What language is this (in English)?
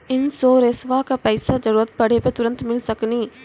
Maithili